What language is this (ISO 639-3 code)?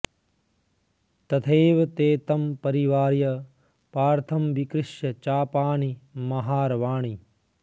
san